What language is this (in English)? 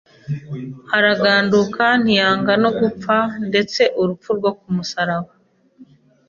Kinyarwanda